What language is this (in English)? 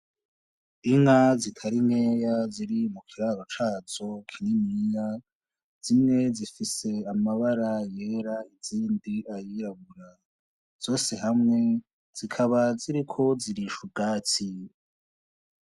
Rundi